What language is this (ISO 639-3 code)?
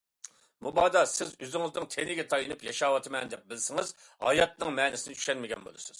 uig